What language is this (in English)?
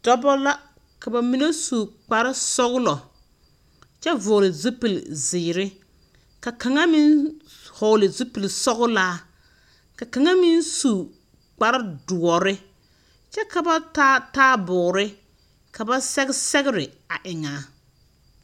Southern Dagaare